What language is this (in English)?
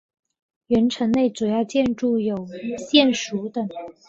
Chinese